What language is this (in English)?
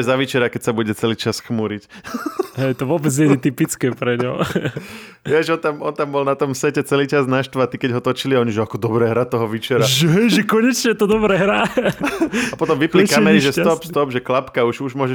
Slovak